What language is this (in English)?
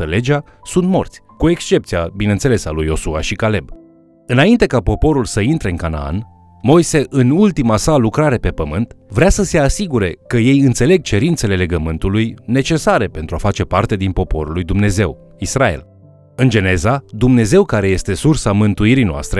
Romanian